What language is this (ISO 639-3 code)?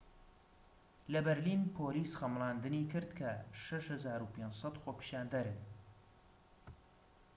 ckb